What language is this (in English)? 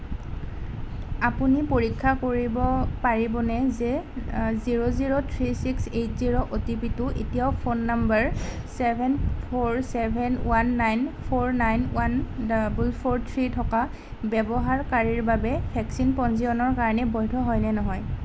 Assamese